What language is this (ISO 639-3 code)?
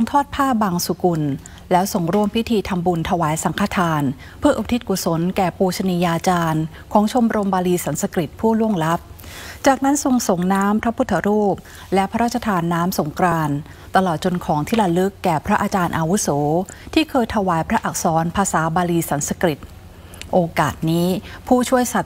tha